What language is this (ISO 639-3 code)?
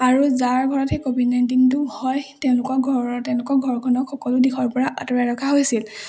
asm